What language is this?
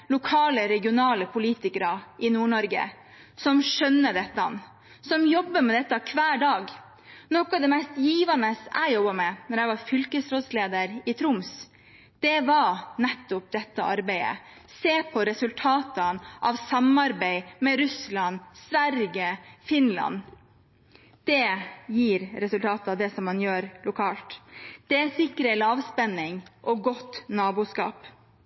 Norwegian Bokmål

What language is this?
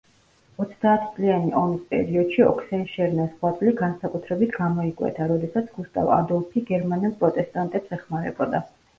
Georgian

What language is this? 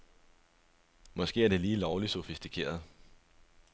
Danish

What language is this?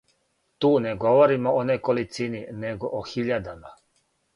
Serbian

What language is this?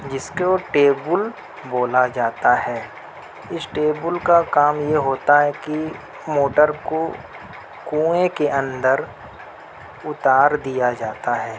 Urdu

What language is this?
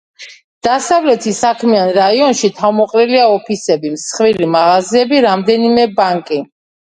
Georgian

